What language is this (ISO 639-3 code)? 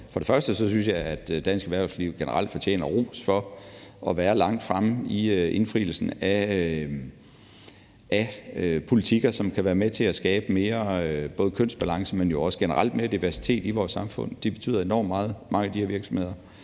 dan